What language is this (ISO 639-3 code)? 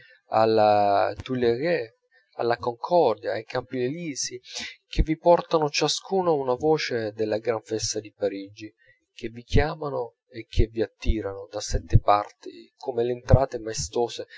ita